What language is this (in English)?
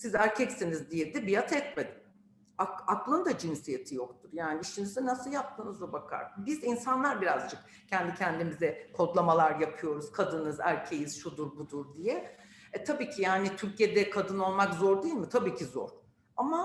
Turkish